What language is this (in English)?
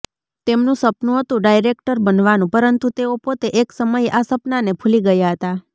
Gujarati